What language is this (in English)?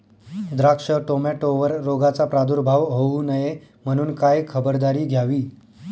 Marathi